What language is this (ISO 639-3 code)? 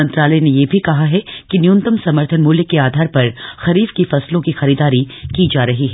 hin